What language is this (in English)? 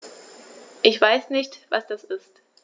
German